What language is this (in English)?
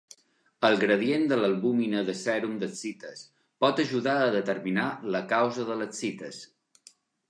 Catalan